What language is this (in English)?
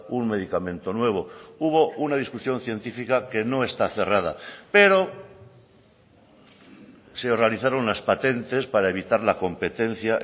Spanish